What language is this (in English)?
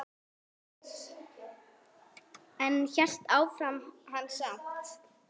Icelandic